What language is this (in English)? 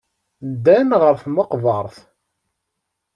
Kabyle